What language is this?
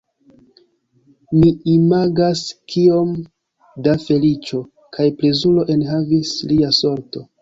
Esperanto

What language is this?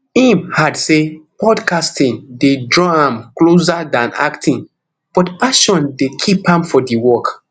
Nigerian Pidgin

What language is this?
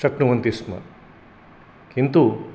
Sanskrit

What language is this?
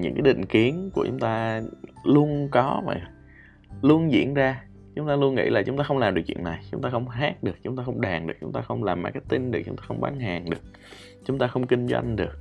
Vietnamese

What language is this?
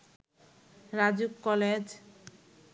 Bangla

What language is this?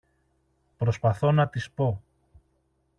Greek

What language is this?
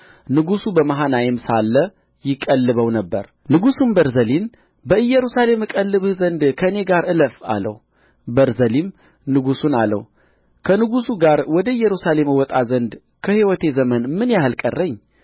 Amharic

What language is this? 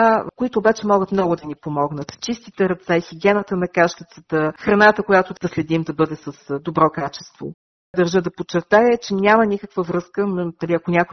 Bulgarian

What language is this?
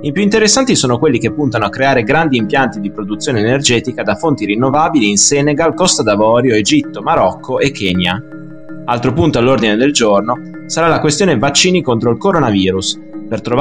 Italian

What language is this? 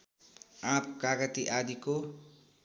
Nepali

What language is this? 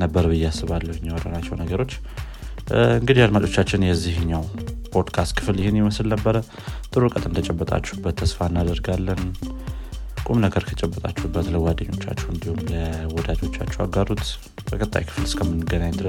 Amharic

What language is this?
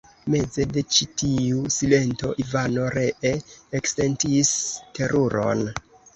Esperanto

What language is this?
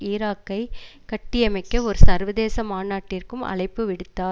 Tamil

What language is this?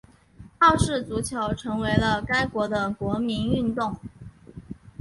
Chinese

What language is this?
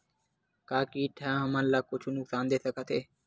Chhattisgarhi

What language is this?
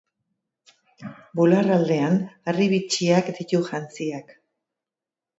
Basque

